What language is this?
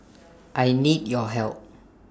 English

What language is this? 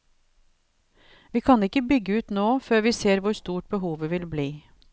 Norwegian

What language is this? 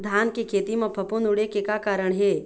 Chhattisgarhi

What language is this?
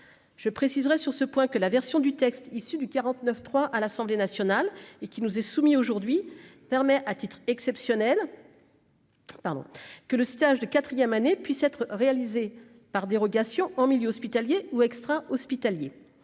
French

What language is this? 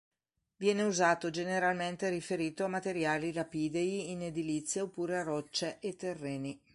Italian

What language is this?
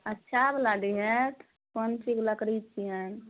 Maithili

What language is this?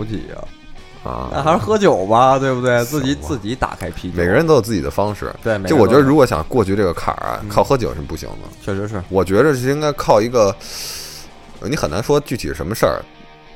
Chinese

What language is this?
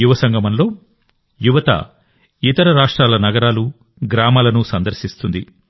Telugu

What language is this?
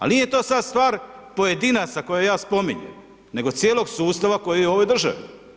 Croatian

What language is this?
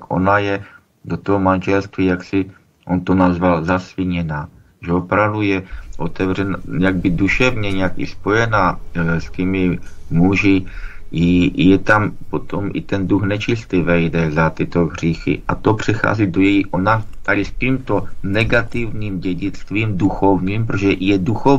Czech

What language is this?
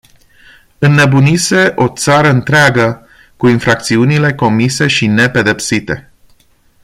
Romanian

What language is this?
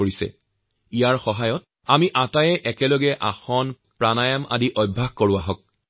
Assamese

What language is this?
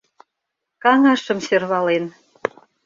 Mari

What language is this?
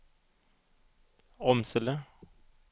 Swedish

